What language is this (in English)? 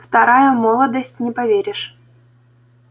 Russian